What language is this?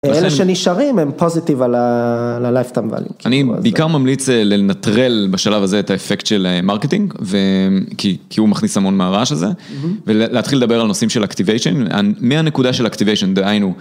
Hebrew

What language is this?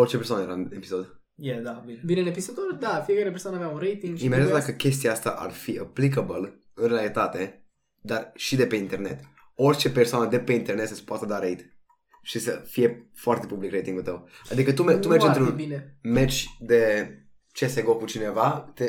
Romanian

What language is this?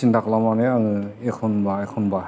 Bodo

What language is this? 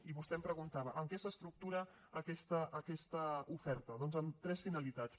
Catalan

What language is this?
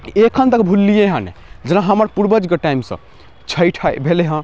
Maithili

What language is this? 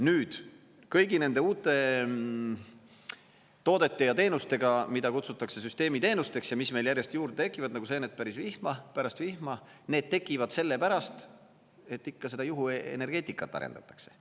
Estonian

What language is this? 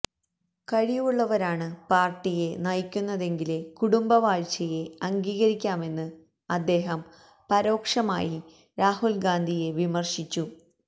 Malayalam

